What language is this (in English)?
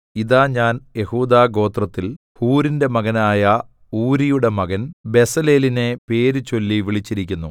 Malayalam